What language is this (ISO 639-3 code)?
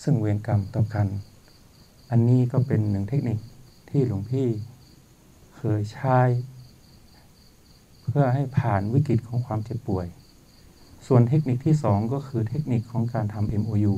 tha